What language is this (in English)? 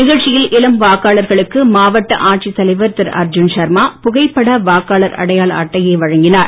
Tamil